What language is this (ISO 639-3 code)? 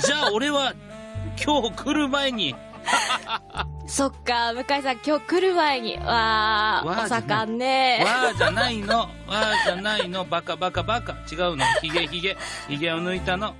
jpn